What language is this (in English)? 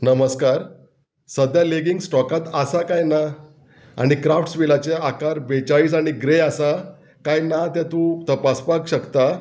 Konkani